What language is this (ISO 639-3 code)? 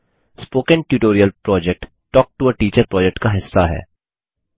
hin